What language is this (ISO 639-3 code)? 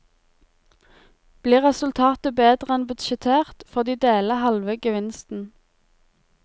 nor